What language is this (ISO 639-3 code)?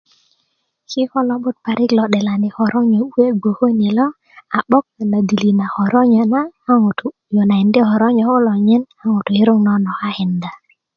ukv